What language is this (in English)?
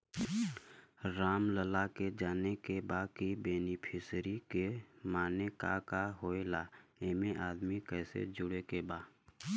Bhojpuri